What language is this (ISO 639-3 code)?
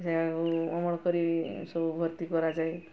ori